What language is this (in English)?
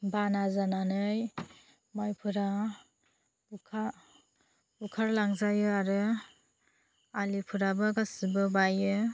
Bodo